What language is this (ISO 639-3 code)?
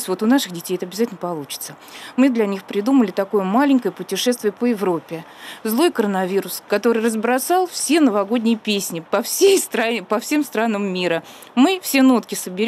rus